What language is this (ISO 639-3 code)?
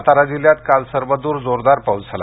mar